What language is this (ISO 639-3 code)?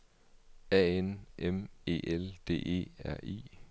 dan